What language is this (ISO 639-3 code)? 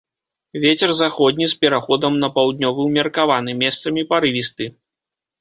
bel